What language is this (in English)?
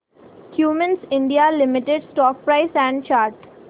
Marathi